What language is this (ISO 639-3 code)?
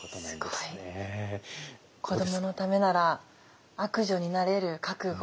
jpn